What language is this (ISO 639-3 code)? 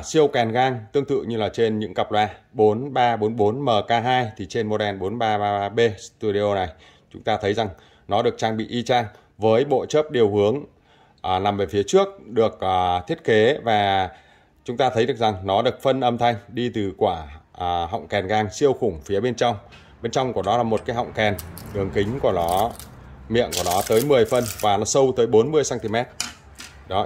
vie